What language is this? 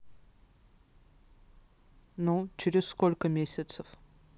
Russian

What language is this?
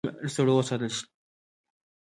Pashto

